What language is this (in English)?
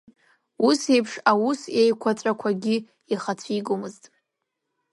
Abkhazian